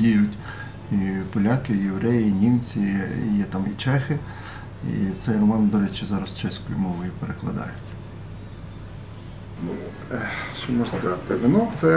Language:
Ukrainian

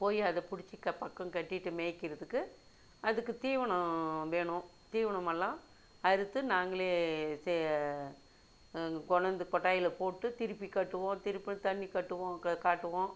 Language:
Tamil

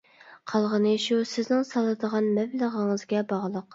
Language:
Uyghur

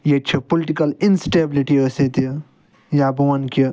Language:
Kashmiri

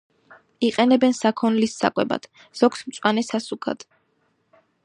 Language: Georgian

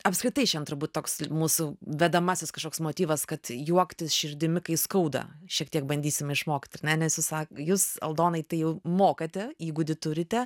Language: Lithuanian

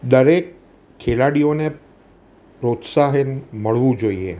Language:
Gujarati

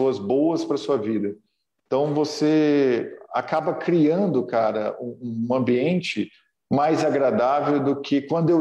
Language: Portuguese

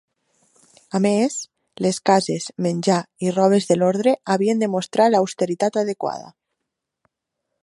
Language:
Catalan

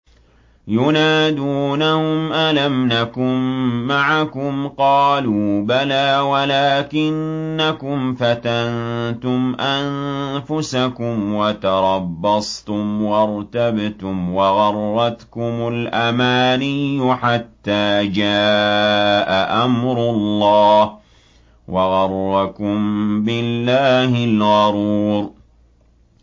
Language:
Arabic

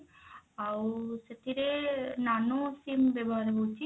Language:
Odia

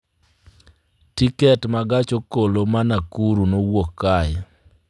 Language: Luo (Kenya and Tanzania)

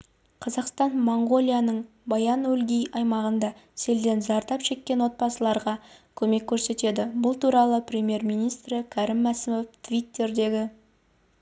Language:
Kazakh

